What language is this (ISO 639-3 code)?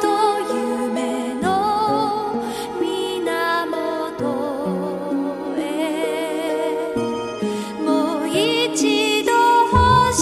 fas